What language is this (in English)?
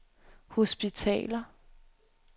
Danish